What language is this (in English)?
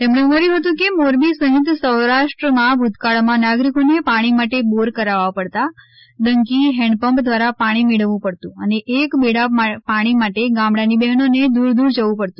Gujarati